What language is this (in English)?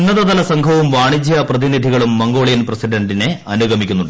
Malayalam